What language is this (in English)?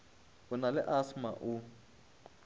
Northern Sotho